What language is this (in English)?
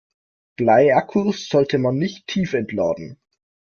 German